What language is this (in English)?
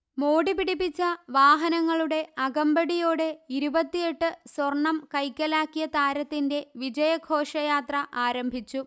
Malayalam